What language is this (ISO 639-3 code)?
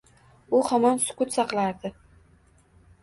uzb